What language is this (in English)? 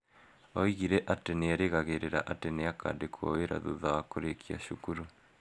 Kikuyu